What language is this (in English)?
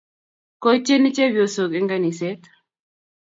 Kalenjin